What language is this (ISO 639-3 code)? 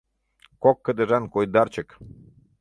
chm